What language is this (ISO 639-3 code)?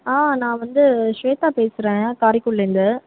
tam